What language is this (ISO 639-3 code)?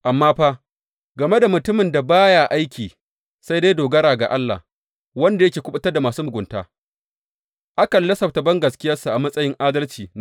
hau